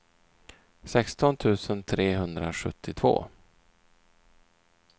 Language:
Swedish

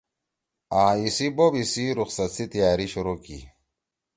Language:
Torwali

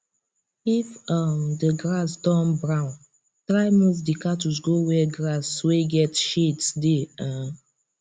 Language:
Nigerian Pidgin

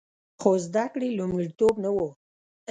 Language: Pashto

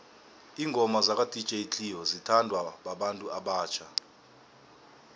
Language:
South Ndebele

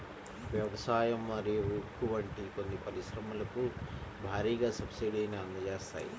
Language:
Telugu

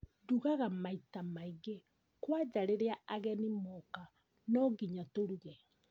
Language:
Kikuyu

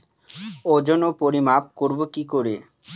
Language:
Bangla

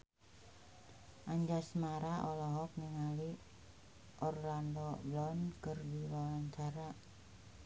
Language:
Sundanese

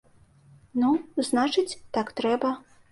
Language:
Belarusian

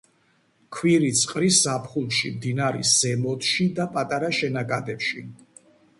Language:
Georgian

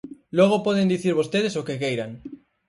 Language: Galician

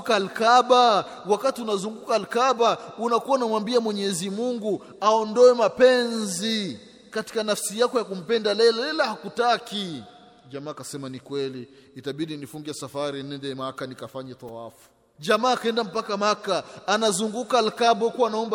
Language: Swahili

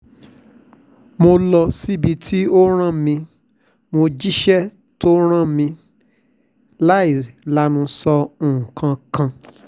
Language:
Yoruba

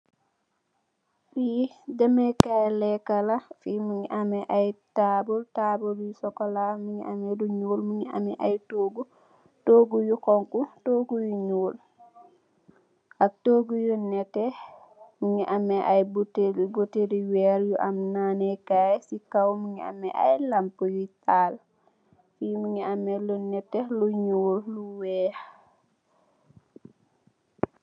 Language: Wolof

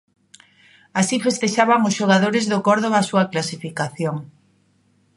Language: Galician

